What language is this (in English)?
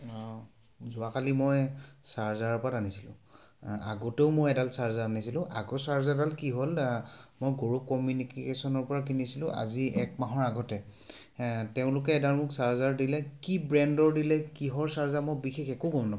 Assamese